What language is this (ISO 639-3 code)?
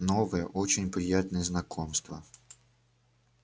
rus